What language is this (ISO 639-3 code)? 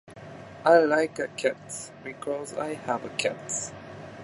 jpn